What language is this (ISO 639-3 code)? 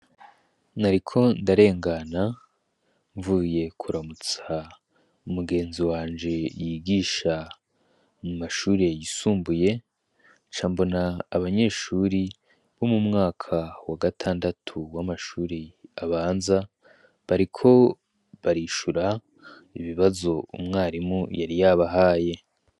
run